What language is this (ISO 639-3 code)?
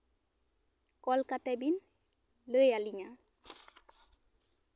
sat